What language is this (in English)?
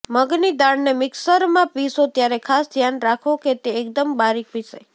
Gujarati